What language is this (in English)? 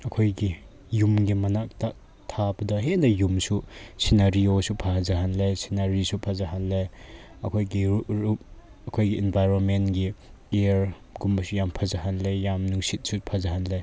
Manipuri